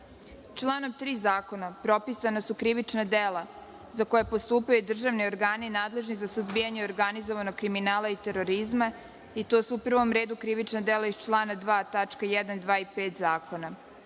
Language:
Serbian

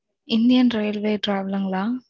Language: Tamil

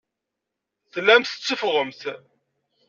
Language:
Kabyle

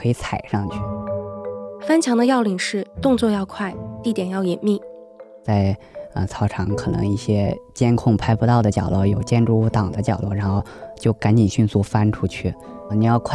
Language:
Chinese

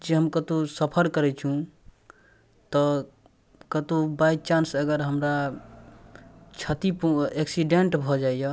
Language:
Maithili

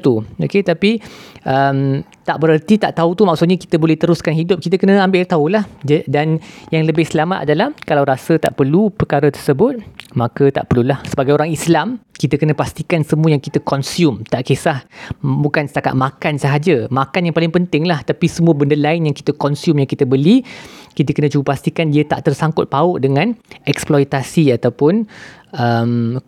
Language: Malay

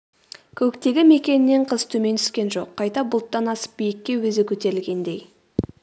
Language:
Kazakh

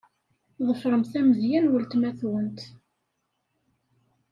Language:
Kabyle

